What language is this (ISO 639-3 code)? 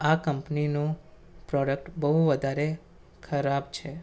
guj